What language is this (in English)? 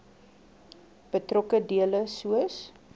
Afrikaans